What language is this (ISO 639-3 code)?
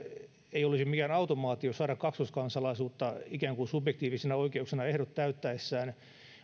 fin